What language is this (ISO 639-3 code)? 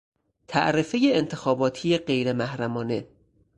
fas